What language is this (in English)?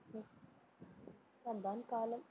Tamil